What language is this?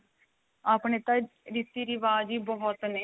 Punjabi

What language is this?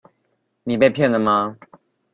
Chinese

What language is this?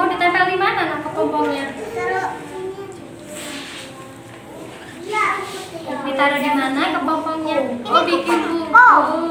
Indonesian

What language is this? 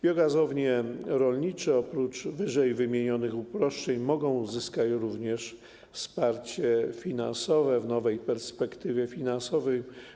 Polish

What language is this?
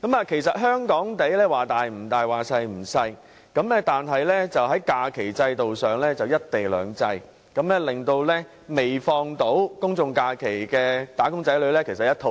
Cantonese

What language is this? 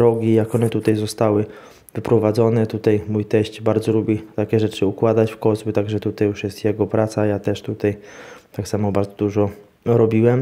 Polish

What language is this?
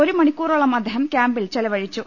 Malayalam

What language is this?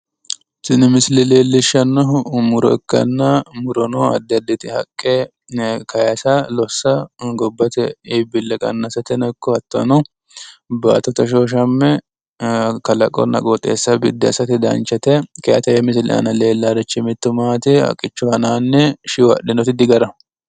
Sidamo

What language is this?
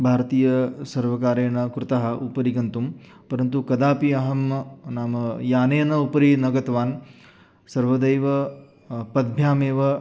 Sanskrit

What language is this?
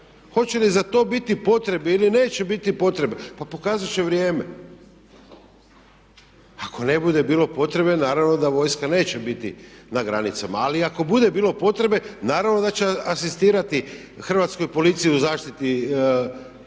Croatian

